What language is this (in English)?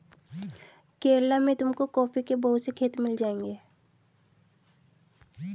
Hindi